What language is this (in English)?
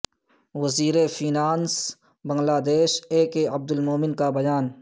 Urdu